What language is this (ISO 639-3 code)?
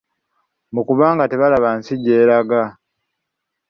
lug